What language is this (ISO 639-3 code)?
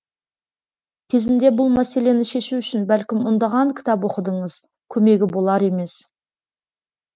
kaz